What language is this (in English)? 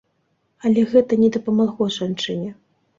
Belarusian